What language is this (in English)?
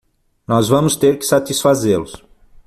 Portuguese